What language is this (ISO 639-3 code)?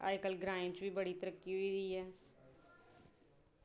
doi